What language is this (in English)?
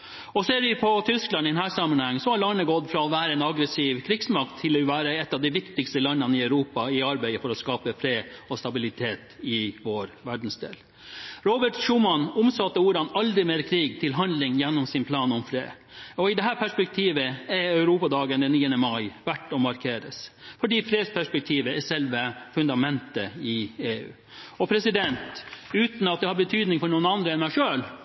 Norwegian Bokmål